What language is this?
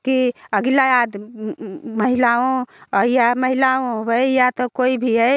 Hindi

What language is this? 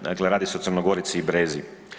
Croatian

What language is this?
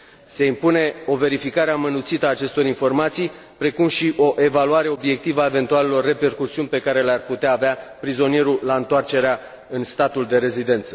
Romanian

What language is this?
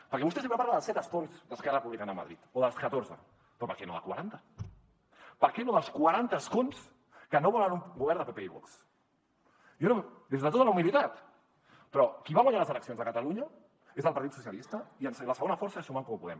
Catalan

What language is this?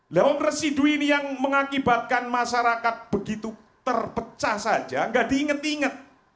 Indonesian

